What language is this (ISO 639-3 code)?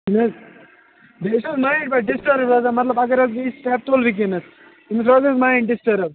kas